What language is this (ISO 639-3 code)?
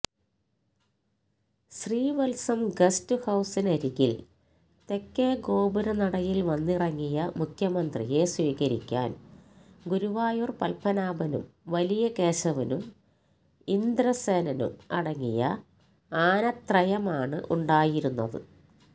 mal